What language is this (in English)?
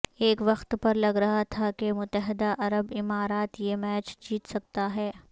Urdu